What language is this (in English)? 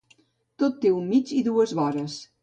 Catalan